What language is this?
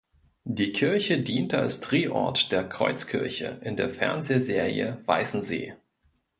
German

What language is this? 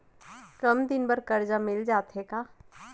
Chhattisgarhi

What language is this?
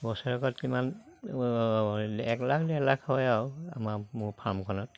Assamese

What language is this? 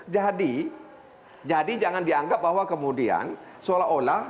Indonesian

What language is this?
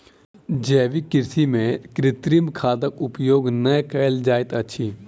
Maithili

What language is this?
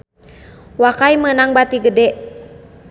Sundanese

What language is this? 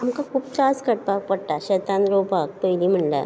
Konkani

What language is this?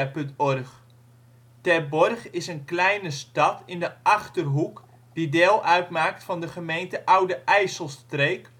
Dutch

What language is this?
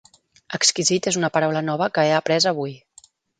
Catalan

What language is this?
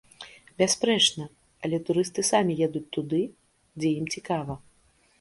Belarusian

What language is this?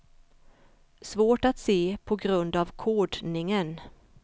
Swedish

